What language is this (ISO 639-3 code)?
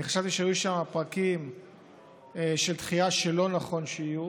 heb